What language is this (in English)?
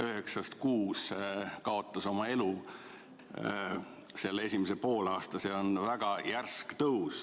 Estonian